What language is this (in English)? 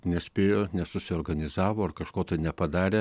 Lithuanian